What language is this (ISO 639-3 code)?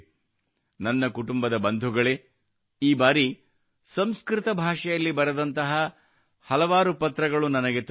kan